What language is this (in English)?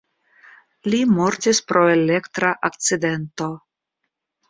Esperanto